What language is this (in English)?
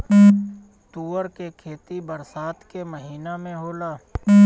Bhojpuri